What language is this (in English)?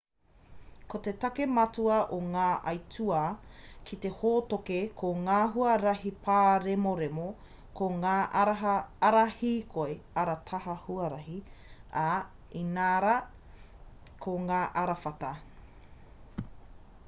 Māori